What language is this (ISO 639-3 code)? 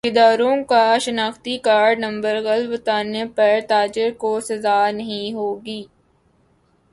urd